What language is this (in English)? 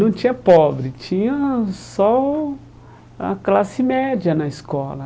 Portuguese